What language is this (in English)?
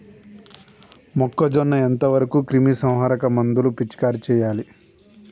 Telugu